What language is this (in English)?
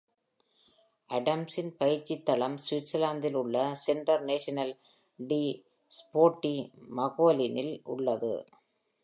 Tamil